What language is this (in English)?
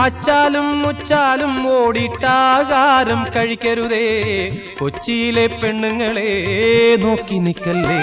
Hindi